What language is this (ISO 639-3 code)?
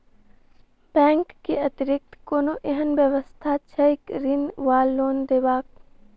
mai